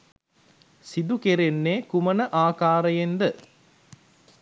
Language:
Sinhala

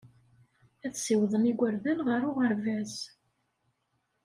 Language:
Kabyle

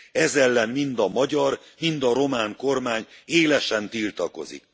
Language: Hungarian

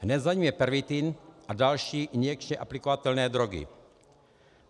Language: Czech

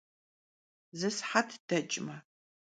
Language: Kabardian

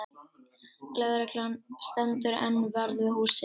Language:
Icelandic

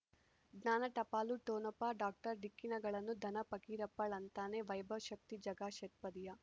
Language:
Kannada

